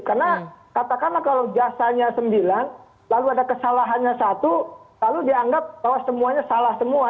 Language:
Indonesian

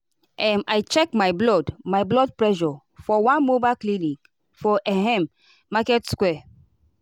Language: Nigerian Pidgin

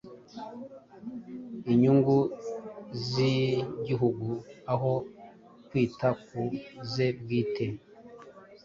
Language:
Kinyarwanda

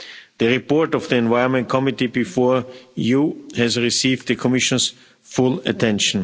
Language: English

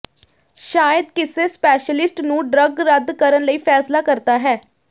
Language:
Punjabi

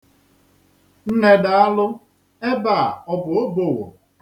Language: Igbo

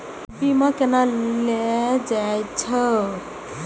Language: Maithili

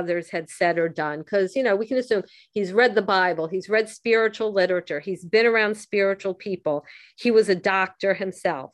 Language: English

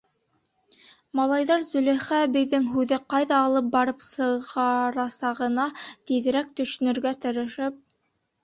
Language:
Bashkir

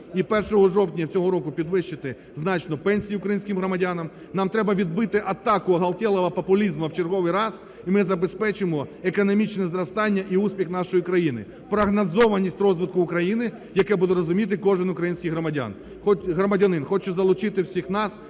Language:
Ukrainian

